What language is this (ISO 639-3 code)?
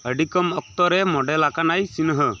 sat